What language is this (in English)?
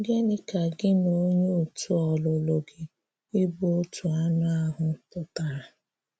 Igbo